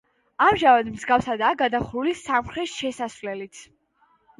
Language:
Georgian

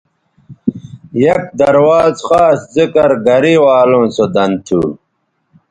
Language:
Bateri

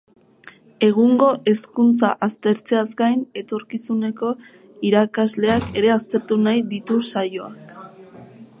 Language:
Basque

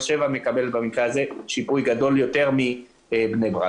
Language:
Hebrew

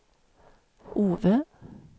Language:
Swedish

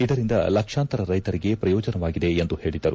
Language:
Kannada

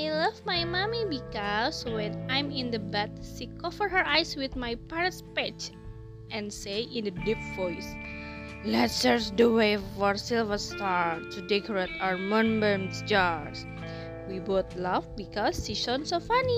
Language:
Indonesian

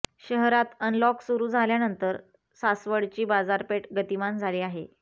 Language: Marathi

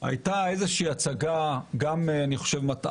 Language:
Hebrew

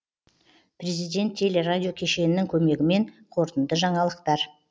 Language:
Kazakh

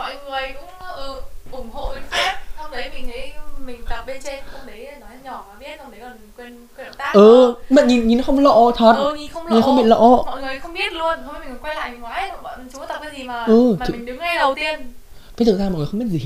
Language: Vietnamese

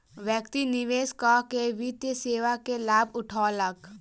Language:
Maithili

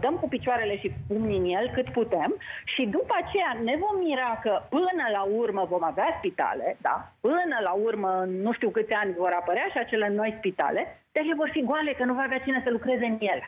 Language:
Romanian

